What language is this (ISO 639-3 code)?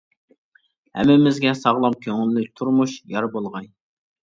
uig